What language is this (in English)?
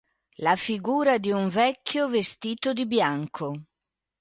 Italian